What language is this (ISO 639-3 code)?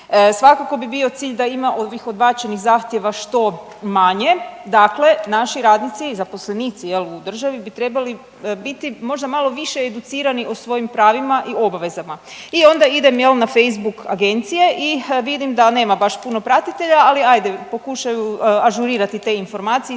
hrv